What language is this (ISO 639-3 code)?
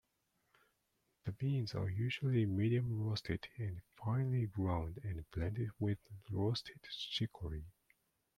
eng